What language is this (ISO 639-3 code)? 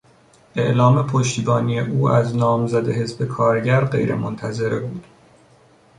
fas